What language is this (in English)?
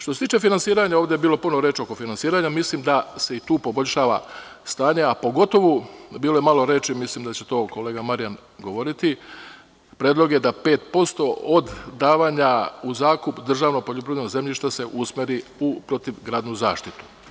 Serbian